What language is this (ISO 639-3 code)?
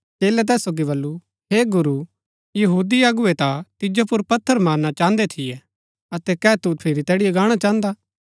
gbk